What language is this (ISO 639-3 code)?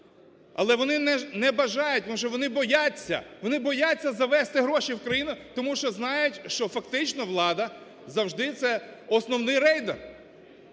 ukr